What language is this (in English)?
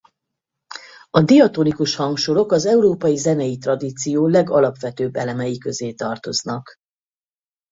Hungarian